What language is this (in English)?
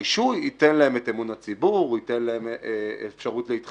Hebrew